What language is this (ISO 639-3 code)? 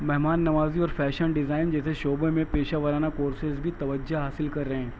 urd